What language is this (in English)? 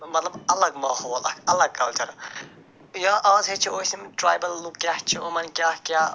Kashmiri